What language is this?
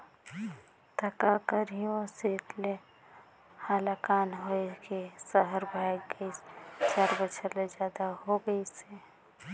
Chhattisgarhi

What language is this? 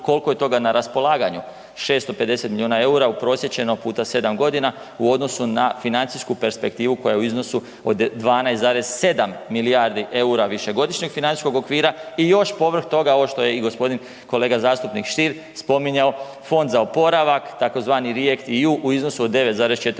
Croatian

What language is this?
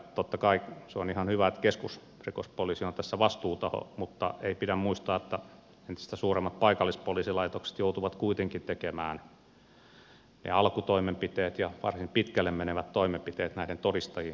Finnish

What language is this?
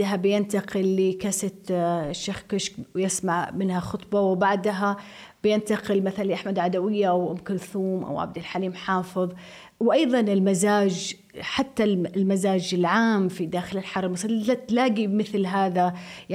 Arabic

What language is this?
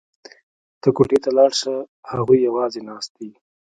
Pashto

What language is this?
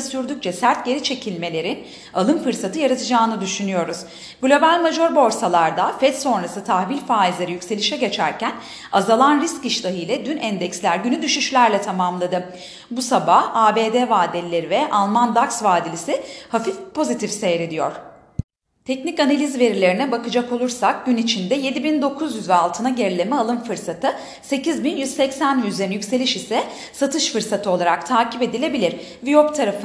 Turkish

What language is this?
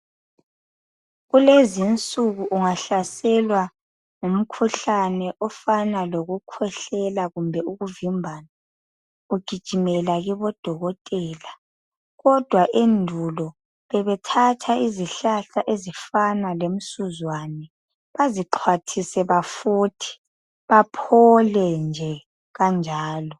North Ndebele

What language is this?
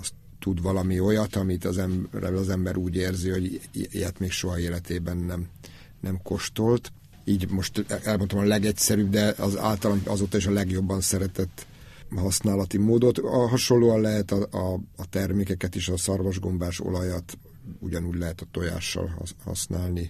Hungarian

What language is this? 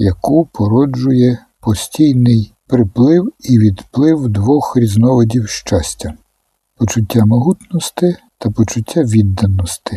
Ukrainian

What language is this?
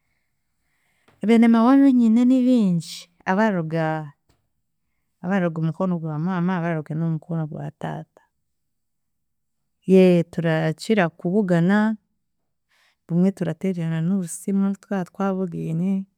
Chiga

